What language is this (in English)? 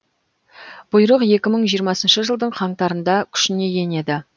Kazakh